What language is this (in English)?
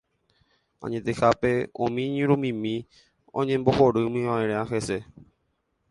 Guarani